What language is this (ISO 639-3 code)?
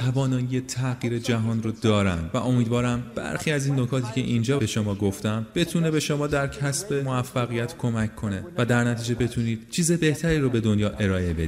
fas